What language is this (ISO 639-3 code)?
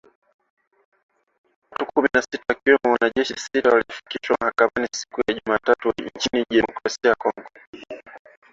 swa